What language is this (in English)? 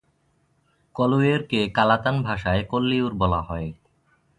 Bangla